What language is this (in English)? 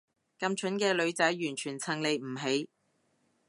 Cantonese